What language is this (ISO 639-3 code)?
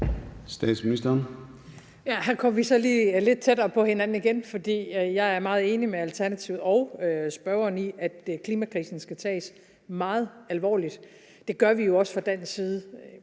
dan